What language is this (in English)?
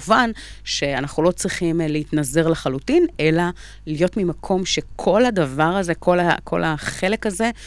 Hebrew